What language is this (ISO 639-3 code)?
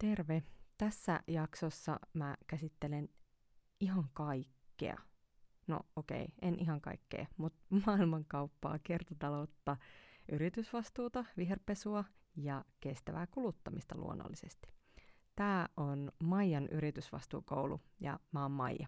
fin